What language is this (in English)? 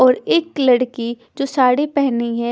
Hindi